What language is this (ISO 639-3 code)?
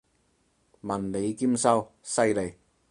yue